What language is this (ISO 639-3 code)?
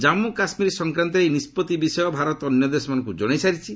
ori